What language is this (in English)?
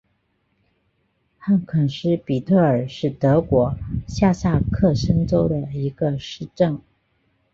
Chinese